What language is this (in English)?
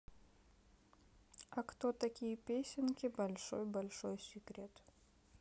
Russian